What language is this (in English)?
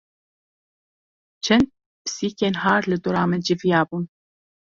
Kurdish